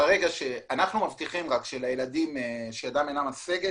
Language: Hebrew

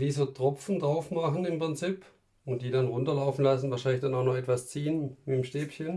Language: German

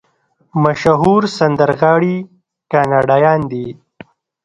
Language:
Pashto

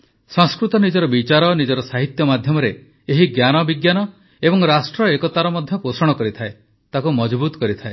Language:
Odia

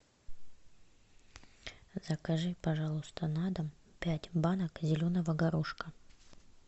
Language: Russian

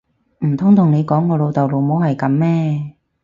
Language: Cantonese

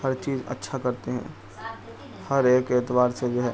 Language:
Urdu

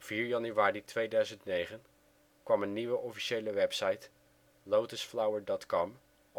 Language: Dutch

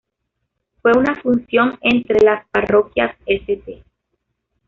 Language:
Spanish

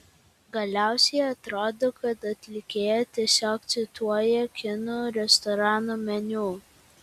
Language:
Lithuanian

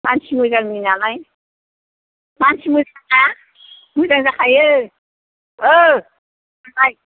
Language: Bodo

